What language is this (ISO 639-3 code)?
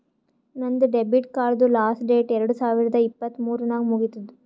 kan